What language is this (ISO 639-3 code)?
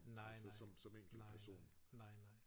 dan